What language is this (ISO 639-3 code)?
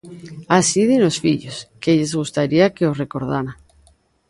glg